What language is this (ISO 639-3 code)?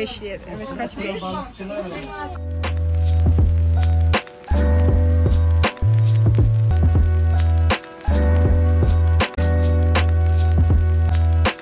tur